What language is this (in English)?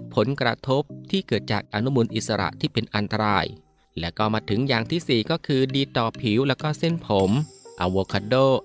Thai